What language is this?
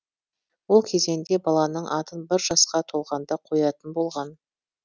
Kazakh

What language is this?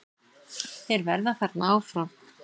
Icelandic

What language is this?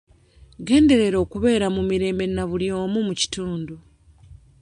Ganda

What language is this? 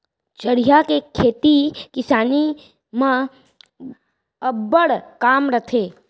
Chhattisgarhi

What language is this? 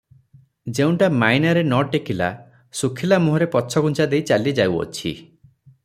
Odia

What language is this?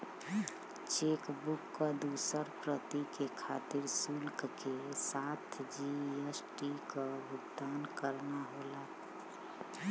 Bhojpuri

